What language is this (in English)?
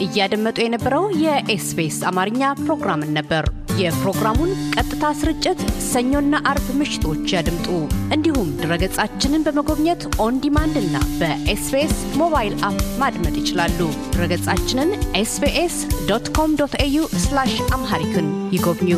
Amharic